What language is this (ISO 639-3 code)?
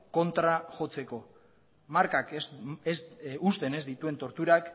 eus